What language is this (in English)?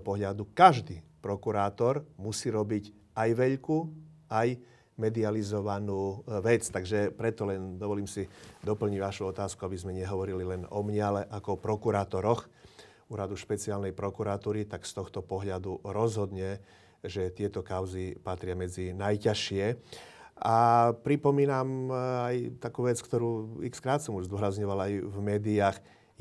Slovak